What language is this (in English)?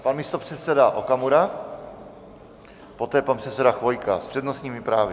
Czech